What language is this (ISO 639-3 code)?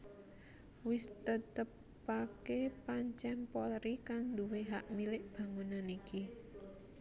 jav